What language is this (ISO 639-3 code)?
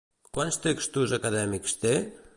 cat